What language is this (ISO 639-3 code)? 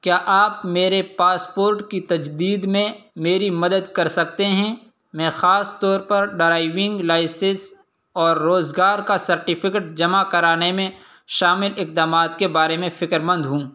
urd